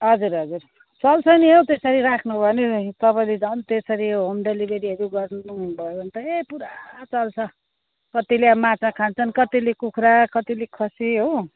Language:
Nepali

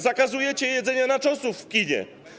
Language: Polish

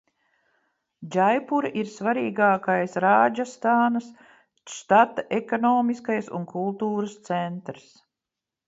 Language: Latvian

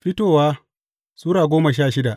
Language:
Hausa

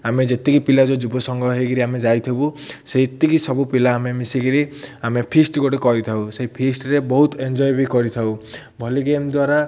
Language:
Odia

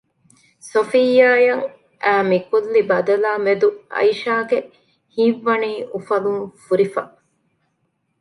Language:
Divehi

